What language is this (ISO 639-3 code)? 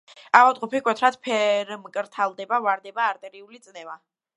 kat